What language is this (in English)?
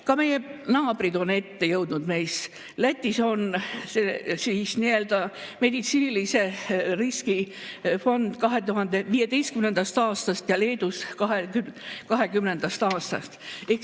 Estonian